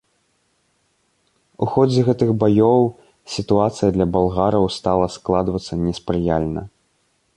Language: Belarusian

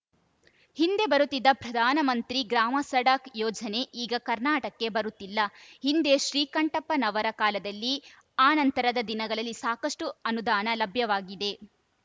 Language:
Kannada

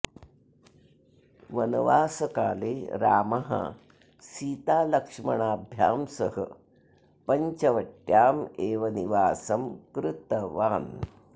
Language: Sanskrit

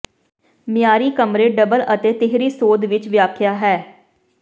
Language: Punjabi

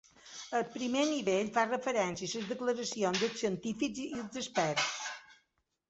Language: Catalan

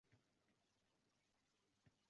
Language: Uzbek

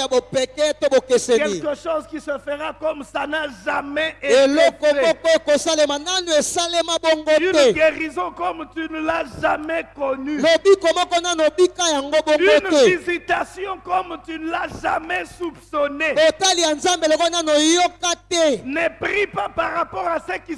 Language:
French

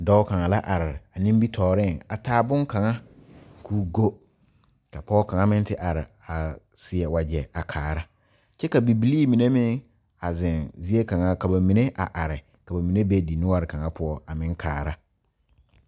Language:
Southern Dagaare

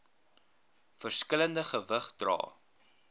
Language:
Afrikaans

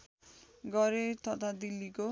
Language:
Nepali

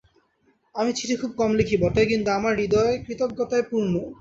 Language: Bangla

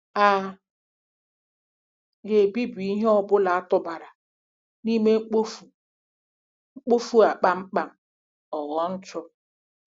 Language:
Igbo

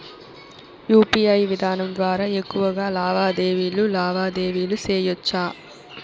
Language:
Telugu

